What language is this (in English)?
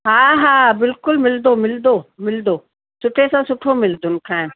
Sindhi